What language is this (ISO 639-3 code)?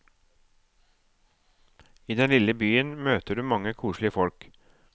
nor